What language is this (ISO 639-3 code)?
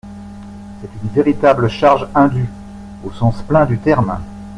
fra